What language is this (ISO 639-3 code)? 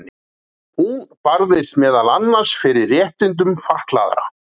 isl